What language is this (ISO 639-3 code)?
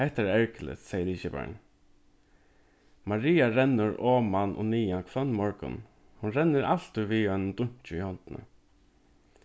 fao